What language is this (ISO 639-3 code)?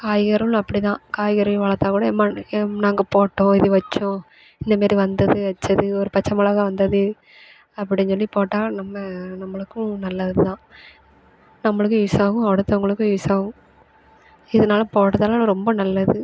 tam